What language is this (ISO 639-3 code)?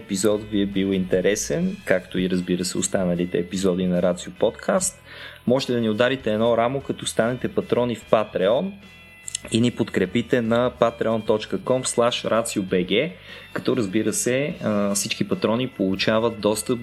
bul